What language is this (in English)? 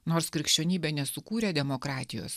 Lithuanian